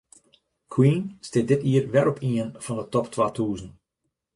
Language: Western Frisian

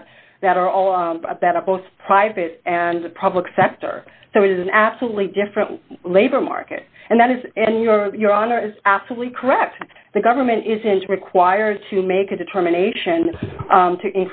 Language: English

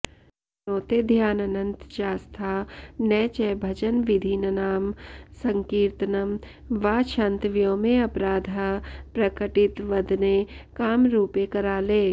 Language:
Sanskrit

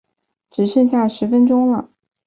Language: Chinese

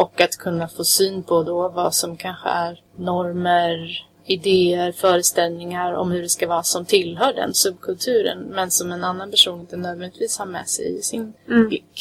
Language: Swedish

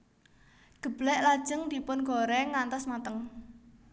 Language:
Javanese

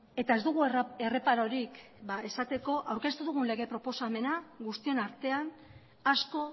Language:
Basque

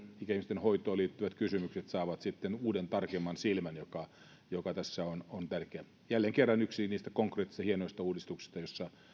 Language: Finnish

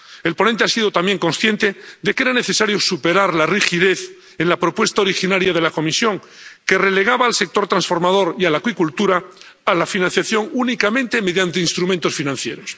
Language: Spanish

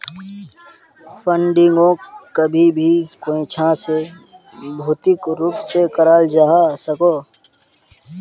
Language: Magahi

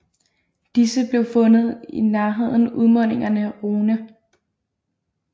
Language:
Danish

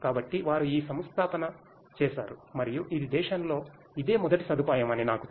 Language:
Telugu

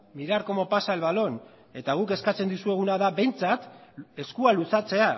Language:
Basque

